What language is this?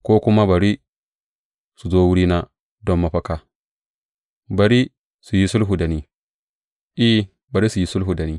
Hausa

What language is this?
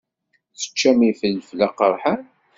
Kabyle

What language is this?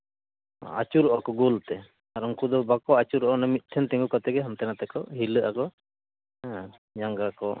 Santali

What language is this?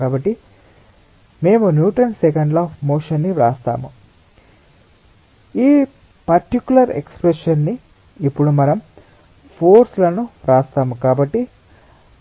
Telugu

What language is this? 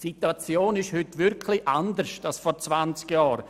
Swiss German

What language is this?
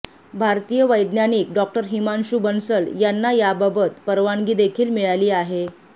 Marathi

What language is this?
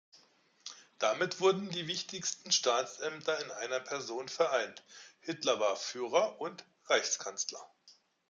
German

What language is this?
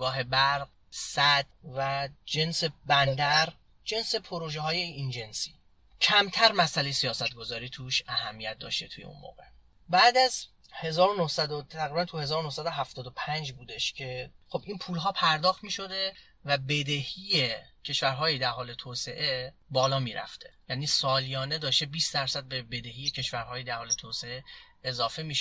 Persian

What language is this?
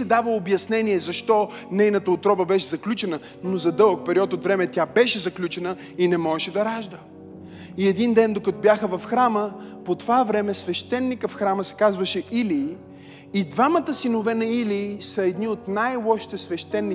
Bulgarian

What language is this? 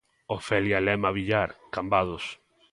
Galician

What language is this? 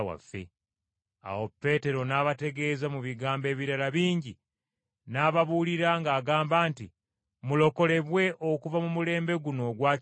Ganda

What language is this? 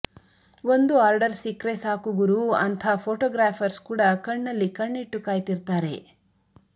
Kannada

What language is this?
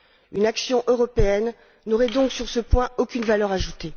French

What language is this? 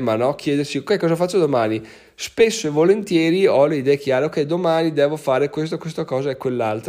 Italian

